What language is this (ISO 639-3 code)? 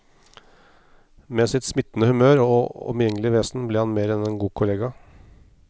nor